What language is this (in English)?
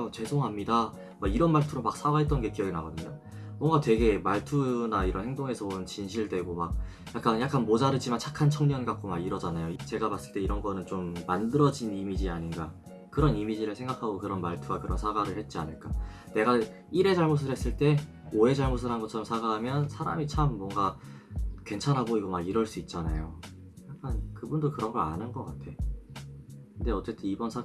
Korean